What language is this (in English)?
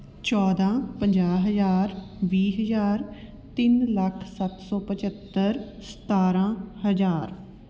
Punjabi